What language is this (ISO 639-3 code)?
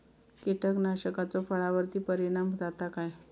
mar